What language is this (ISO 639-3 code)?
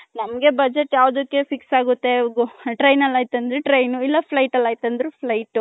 kan